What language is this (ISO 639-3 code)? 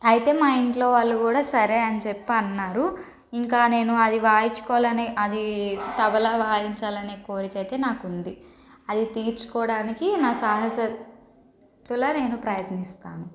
tel